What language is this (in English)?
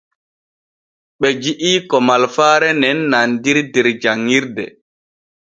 Borgu Fulfulde